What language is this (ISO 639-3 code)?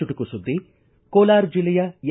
kan